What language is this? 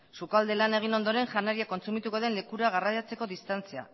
Basque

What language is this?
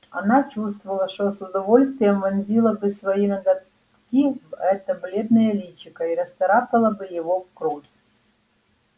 Russian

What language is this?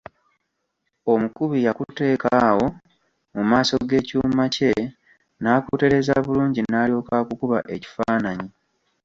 Ganda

